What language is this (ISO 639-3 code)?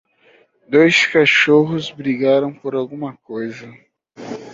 por